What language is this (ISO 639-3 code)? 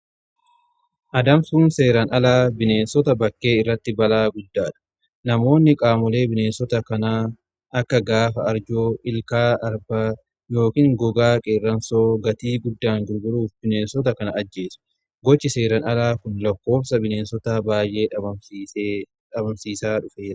orm